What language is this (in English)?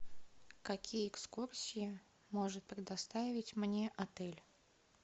Russian